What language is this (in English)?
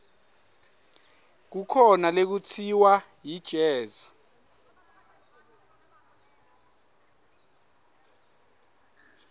Swati